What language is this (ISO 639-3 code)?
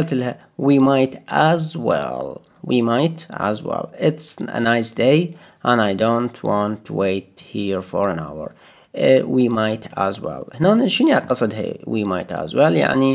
ara